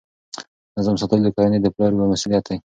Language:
Pashto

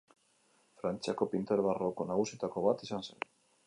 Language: Basque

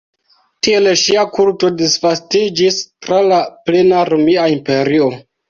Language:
Esperanto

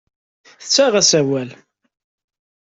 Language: Kabyle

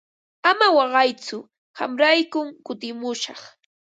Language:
Ambo-Pasco Quechua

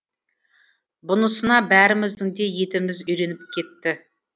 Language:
Kazakh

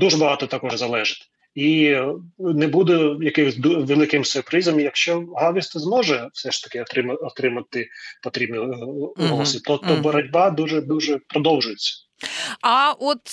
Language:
Ukrainian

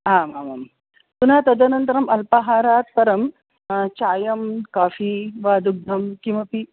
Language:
Sanskrit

